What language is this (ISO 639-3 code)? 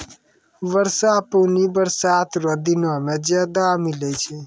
mai